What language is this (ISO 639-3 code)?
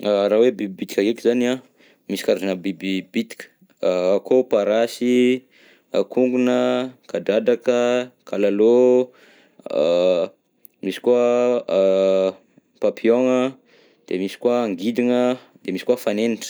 bzc